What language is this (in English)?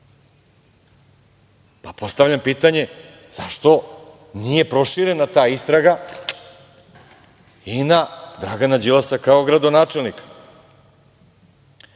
Serbian